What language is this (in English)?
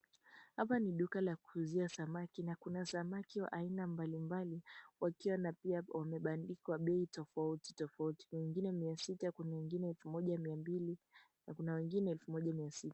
Swahili